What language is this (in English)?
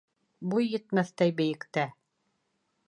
Bashkir